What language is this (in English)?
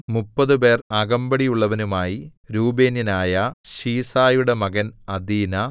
Malayalam